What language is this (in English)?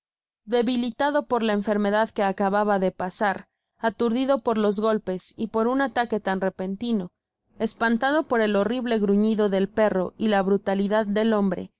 Spanish